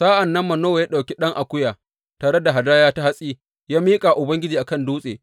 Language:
Hausa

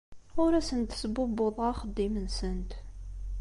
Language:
Kabyle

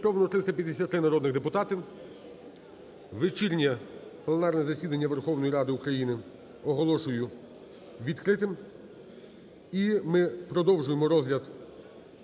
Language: Ukrainian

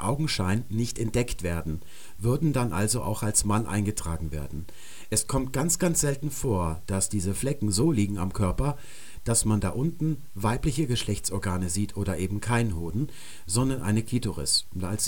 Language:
German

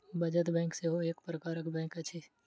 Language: Maithili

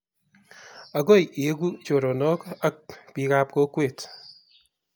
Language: Kalenjin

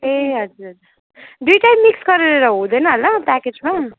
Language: Nepali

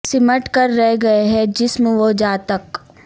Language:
Urdu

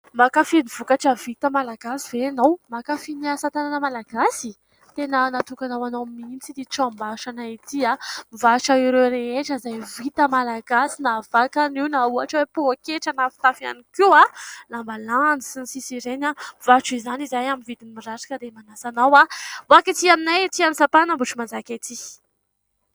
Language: Malagasy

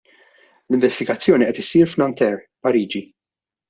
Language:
Maltese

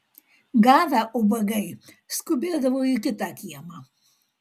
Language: Lithuanian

